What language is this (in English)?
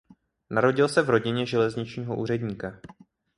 Czech